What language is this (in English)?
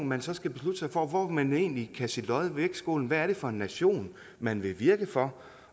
Danish